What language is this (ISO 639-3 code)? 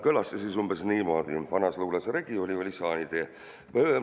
est